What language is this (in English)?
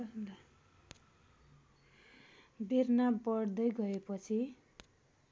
Nepali